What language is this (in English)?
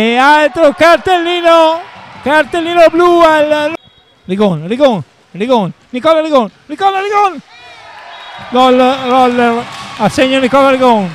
Italian